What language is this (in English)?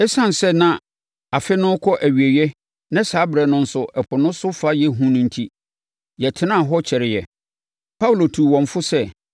Akan